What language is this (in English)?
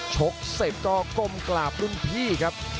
Thai